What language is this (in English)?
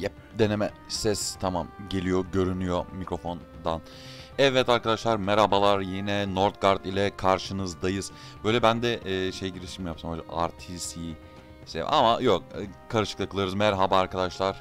Turkish